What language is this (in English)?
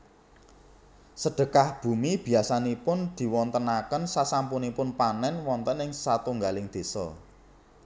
Javanese